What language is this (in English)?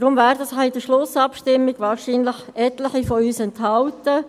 Swiss German